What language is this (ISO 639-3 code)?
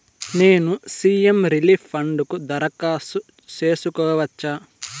tel